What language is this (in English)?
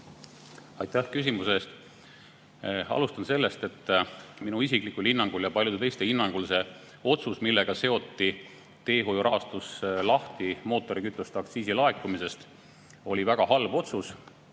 Estonian